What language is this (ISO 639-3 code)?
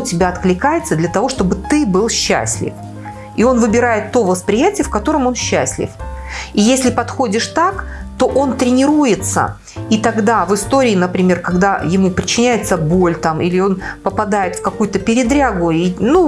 rus